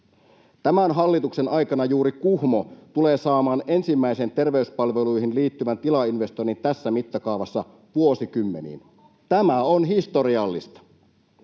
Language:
Finnish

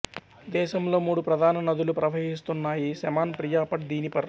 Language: Telugu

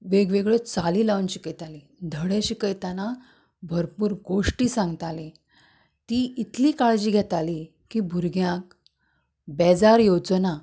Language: Konkani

